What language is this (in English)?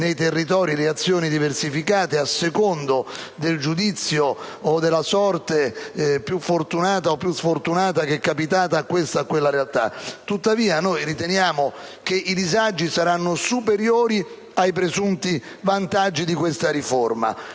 Italian